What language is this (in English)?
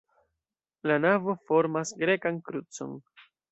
Esperanto